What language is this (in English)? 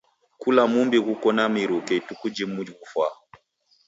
Taita